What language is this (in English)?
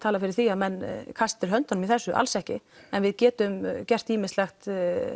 Icelandic